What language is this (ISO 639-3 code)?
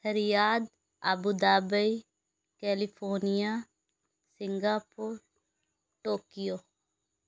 urd